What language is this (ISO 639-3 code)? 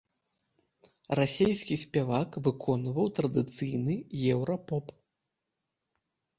bel